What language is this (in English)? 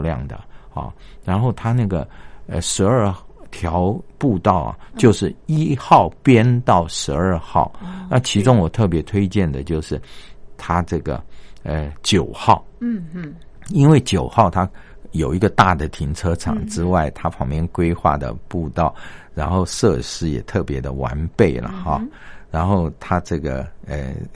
Chinese